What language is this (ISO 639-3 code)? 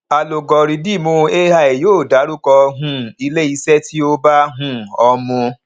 yor